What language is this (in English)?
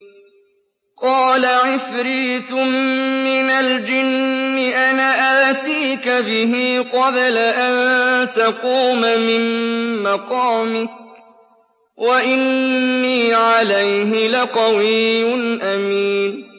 Arabic